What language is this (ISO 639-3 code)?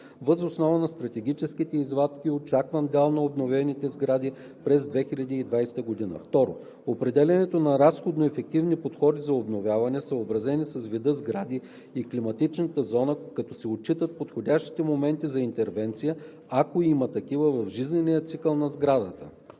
bul